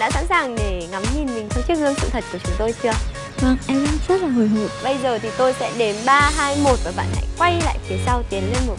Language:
Vietnamese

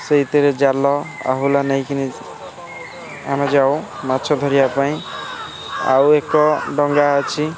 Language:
Odia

